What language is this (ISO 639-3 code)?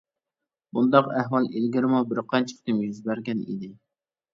uig